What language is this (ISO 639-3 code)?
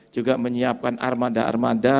ind